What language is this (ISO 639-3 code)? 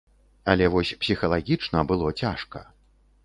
bel